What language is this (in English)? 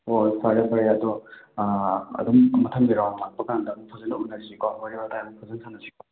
Manipuri